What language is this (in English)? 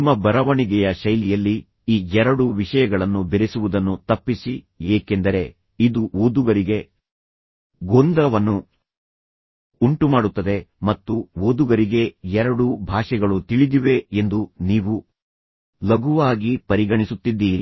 Kannada